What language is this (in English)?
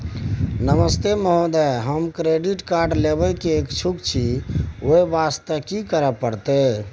Maithili